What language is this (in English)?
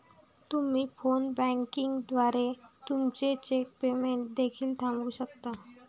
Marathi